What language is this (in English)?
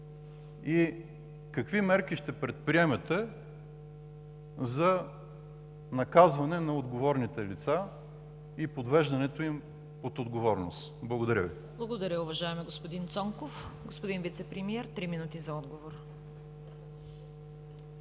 Bulgarian